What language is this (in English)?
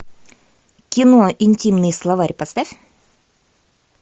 Russian